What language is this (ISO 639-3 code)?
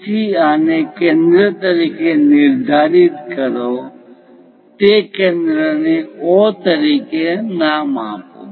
guj